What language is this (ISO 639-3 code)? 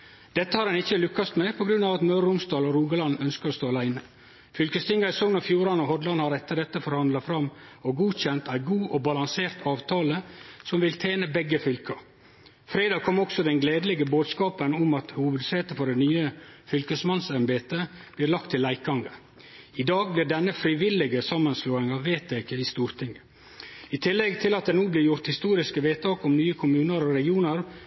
nno